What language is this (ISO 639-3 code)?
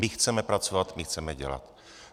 ces